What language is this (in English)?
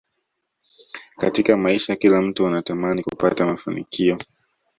Swahili